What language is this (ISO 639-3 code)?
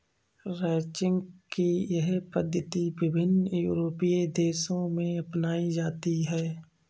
hin